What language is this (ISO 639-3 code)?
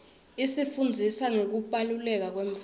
ssw